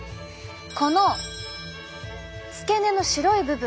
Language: Japanese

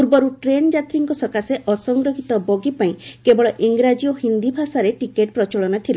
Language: Odia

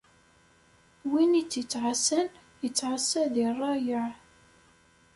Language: Kabyle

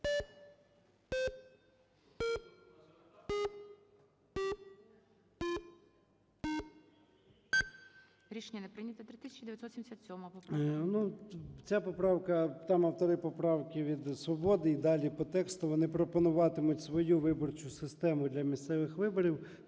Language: Ukrainian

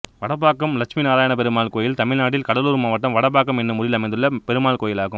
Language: Tamil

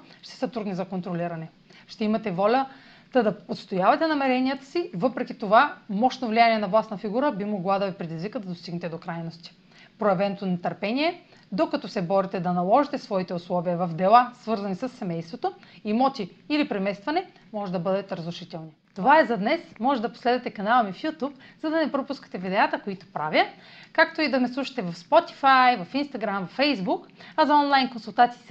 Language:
Bulgarian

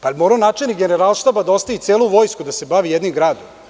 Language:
Serbian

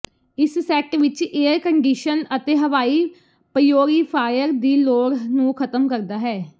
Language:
Punjabi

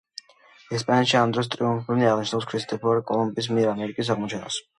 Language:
Georgian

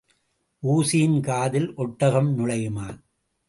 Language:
Tamil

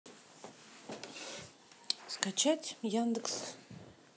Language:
Russian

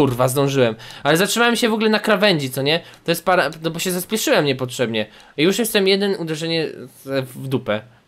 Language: Polish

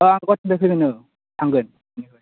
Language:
Bodo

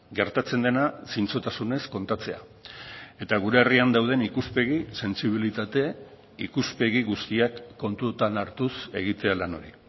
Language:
Basque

